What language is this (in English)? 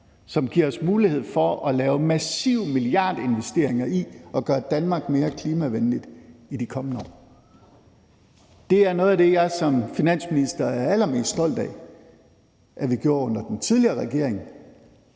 Danish